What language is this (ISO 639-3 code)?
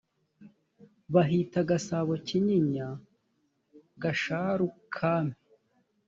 kin